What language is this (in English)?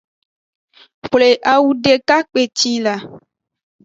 Aja (Benin)